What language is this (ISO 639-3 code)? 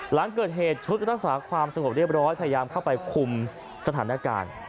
tha